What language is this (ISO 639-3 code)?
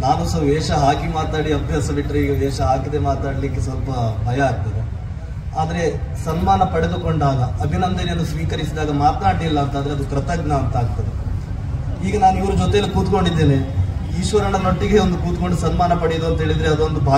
ind